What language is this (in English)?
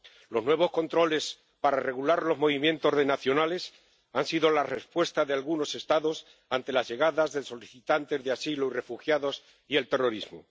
Spanish